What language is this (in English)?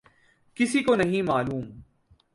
Urdu